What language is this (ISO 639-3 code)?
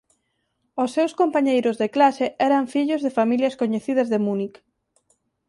glg